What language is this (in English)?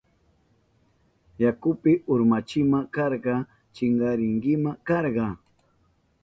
Southern Pastaza Quechua